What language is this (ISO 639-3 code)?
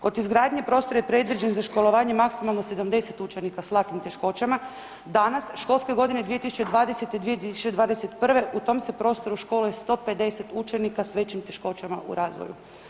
hrv